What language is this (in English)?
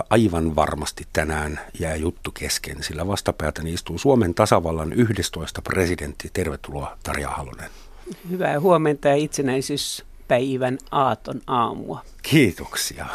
Finnish